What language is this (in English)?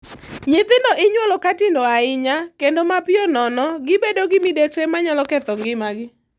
Luo (Kenya and Tanzania)